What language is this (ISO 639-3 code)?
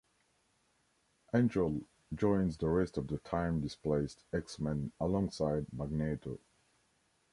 eng